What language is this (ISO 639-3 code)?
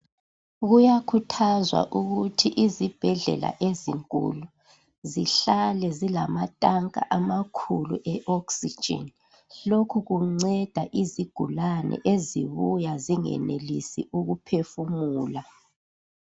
nde